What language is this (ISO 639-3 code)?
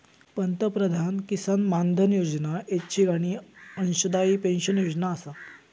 mar